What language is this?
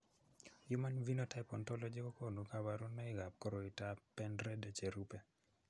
Kalenjin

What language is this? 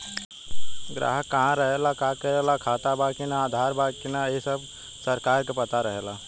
Bhojpuri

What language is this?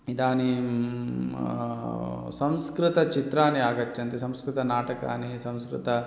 Sanskrit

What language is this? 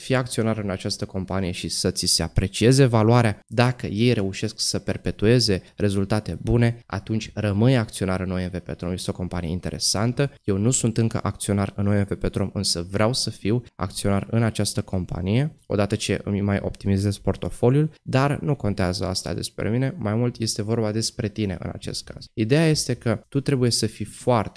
Romanian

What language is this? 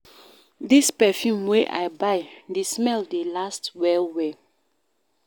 Nigerian Pidgin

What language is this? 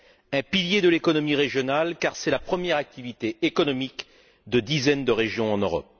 French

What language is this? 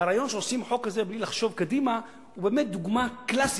Hebrew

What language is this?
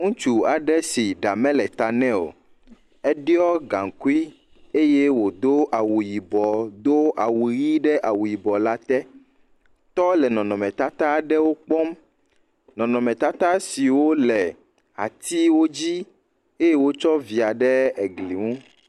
Ewe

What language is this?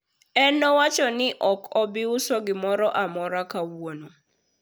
Luo (Kenya and Tanzania)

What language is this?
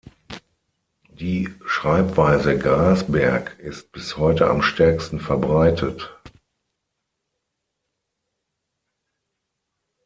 German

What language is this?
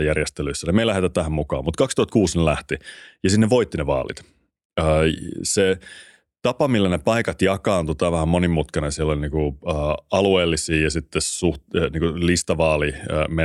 Finnish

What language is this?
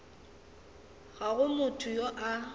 Northern Sotho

